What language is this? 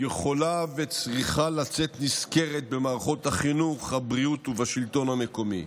Hebrew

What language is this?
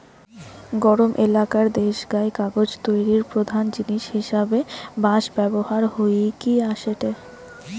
Bangla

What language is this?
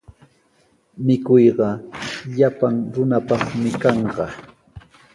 Sihuas Ancash Quechua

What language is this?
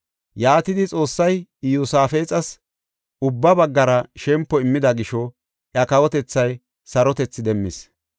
Gofa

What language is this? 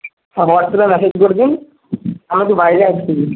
Bangla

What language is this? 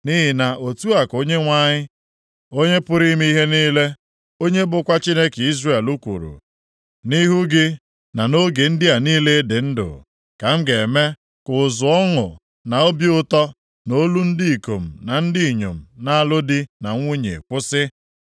Igbo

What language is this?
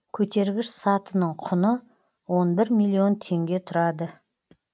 Kazakh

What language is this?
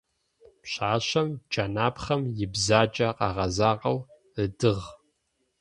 Adyghe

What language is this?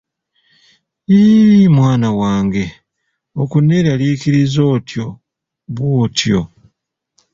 Ganda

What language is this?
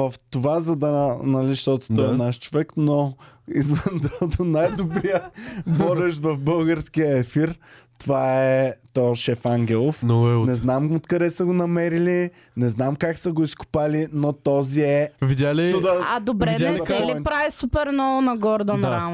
Bulgarian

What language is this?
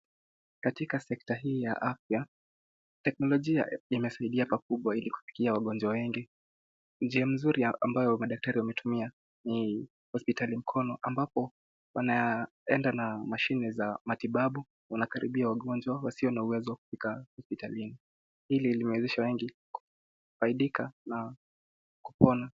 Swahili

